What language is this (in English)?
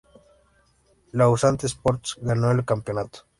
Spanish